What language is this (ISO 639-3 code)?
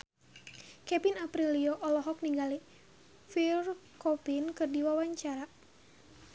sun